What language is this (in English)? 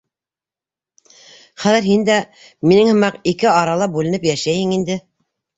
Bashkir